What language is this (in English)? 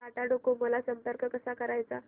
Marathi